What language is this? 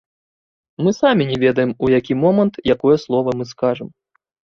Belarusian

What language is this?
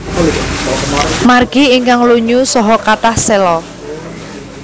Javanese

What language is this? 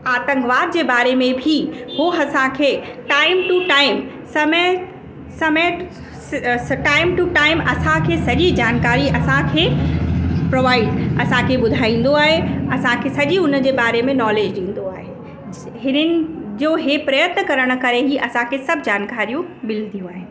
Sindhi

